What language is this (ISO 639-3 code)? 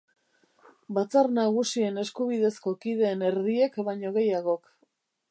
eus